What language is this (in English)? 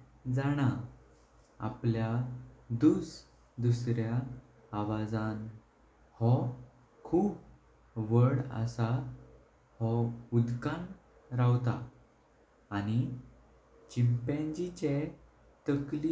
Konkani